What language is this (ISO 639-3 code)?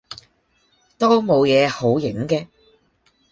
yue